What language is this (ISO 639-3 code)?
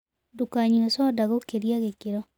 kik